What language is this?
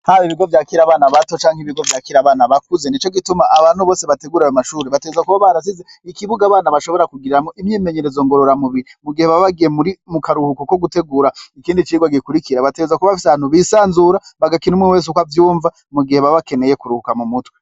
Rundi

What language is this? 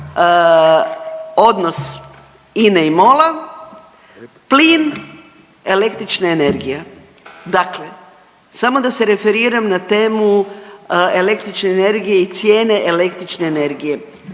Croatian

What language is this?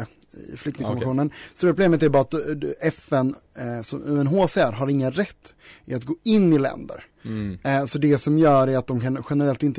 Swedish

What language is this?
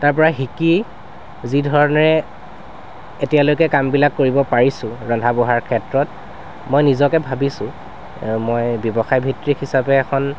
Assamese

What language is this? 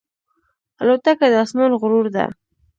Pashto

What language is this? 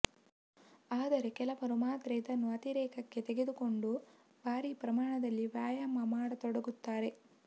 Kannada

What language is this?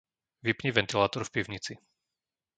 Slovak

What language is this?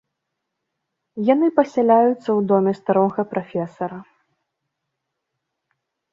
Belarusian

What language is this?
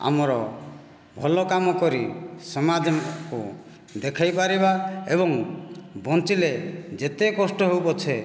Odia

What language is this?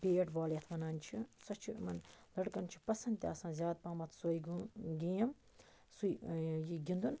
Kashmiri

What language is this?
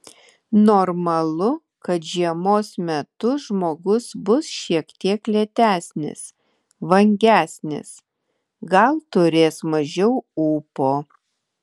Lithuanian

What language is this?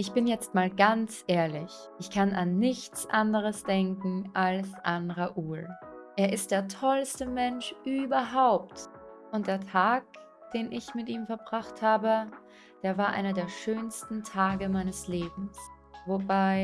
German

